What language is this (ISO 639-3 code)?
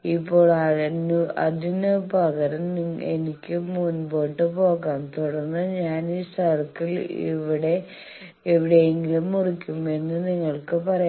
mal